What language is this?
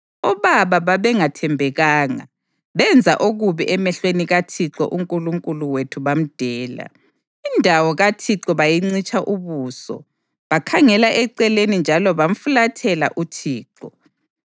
North Ndebele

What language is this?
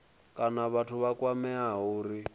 Venda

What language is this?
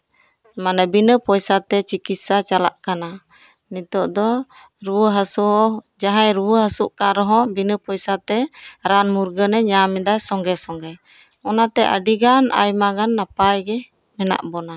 Santali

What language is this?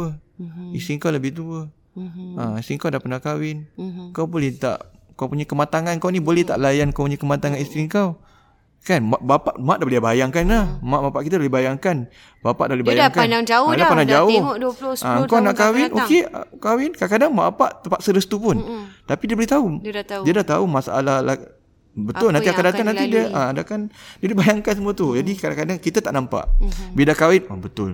Malay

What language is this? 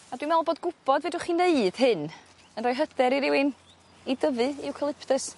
Welsh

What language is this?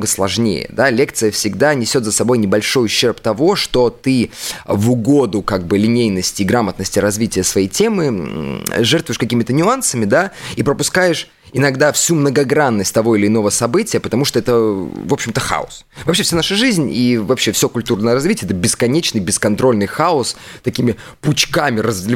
Russian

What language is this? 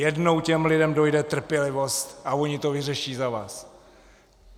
Czech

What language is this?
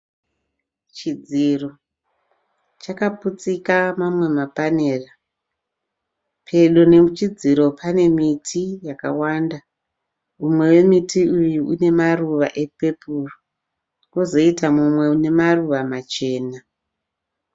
Shona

